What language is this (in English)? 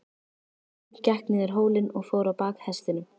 Icelandic